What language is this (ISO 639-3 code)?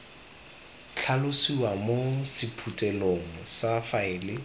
tsn